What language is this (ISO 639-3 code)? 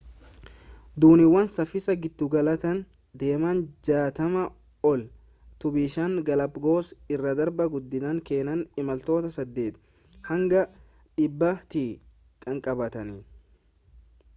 orm